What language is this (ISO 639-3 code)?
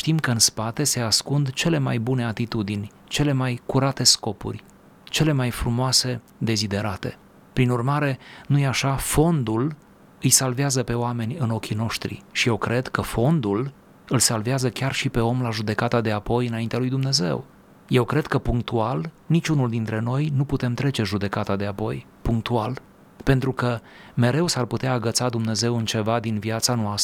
ron